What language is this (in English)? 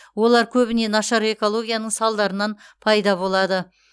Kazakh